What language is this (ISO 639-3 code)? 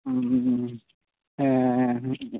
sat